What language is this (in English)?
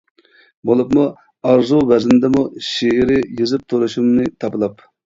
Uyghur